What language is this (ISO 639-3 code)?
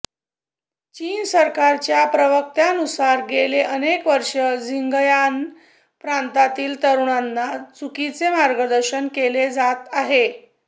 mar